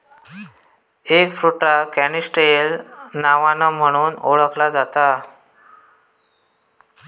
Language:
Marathi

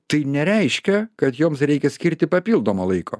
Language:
Lithuanian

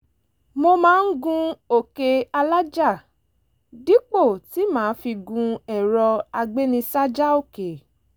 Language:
Yoruba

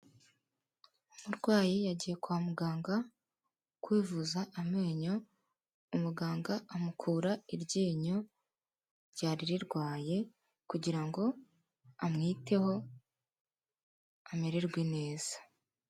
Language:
Kinyarwanda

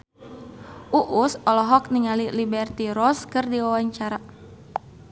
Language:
Sundanese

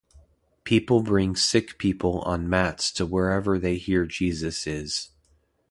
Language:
English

